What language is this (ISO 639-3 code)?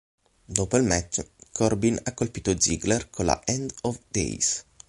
ita